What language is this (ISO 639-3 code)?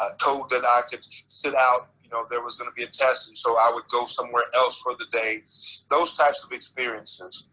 eng